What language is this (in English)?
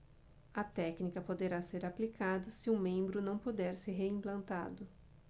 Portuguese